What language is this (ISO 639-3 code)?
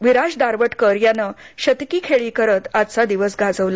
mar